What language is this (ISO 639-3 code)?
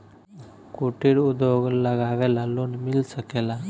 bho